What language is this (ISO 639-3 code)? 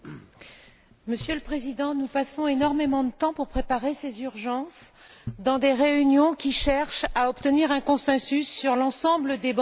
fra